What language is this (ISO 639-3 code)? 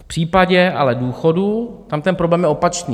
ces